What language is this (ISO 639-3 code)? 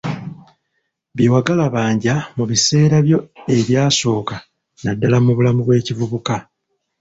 lug